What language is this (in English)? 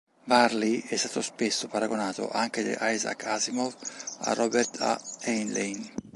Italian